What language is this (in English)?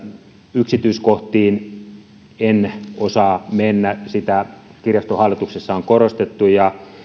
Finnish